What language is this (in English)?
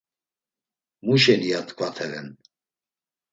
Laz